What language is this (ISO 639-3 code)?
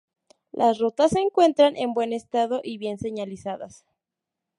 spa